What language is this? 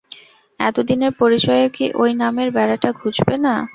Bangla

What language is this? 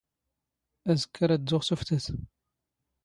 Standard Moroccan Tamazight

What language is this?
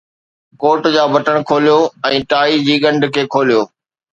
Sindhi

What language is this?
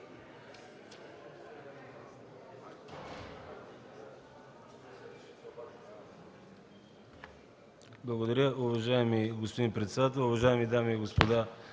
Bulgarian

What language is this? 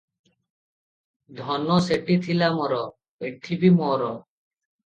Odia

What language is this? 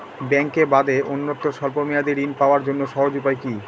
Bangla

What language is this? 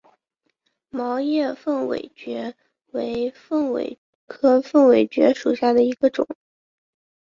Chinese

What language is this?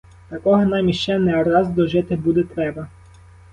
Ukrainian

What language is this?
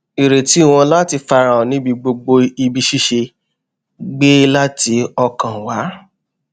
Yoruba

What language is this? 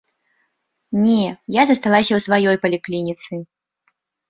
Belarusian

